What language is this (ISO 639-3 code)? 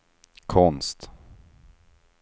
swe